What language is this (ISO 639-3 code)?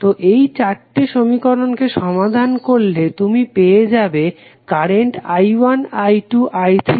ben